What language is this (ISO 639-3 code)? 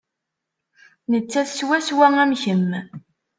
kab